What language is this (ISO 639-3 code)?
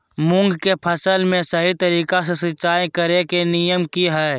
mag